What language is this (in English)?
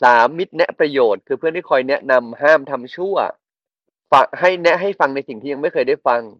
Thai